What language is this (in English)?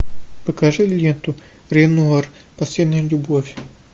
Russian